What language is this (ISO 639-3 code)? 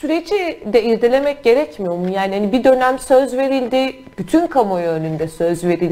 tur